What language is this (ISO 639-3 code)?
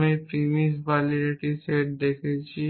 ben